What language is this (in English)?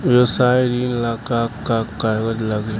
Bhojpuri